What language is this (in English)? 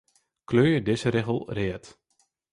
Western Frisian